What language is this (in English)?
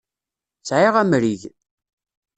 Kabyle